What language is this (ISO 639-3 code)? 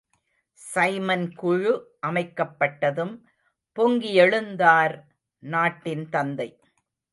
tam